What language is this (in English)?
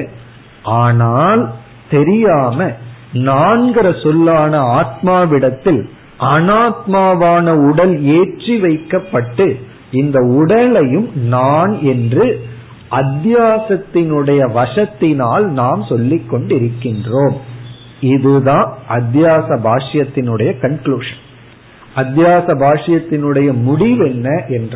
Tamil